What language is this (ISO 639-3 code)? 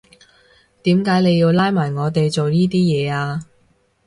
yue